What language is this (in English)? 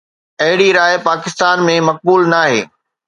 Sindhi